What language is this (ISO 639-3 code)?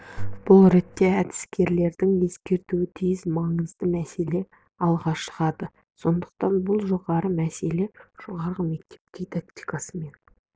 kaz